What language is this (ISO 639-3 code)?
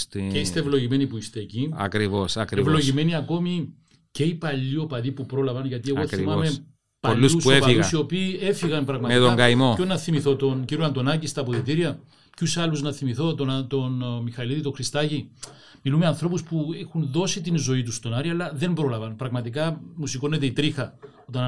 ell